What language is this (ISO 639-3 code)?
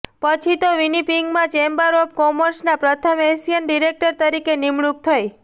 guj